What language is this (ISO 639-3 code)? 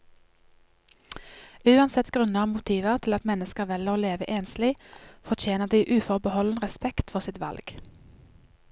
nor